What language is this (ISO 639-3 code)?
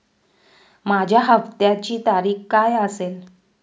mar